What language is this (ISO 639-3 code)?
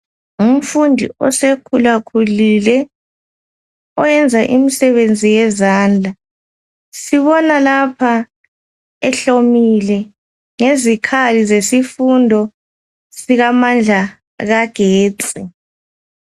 nde